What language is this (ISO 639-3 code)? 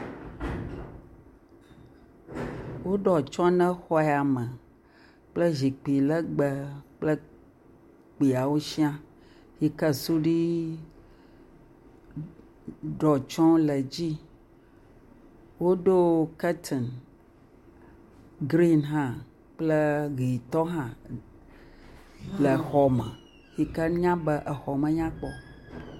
ewe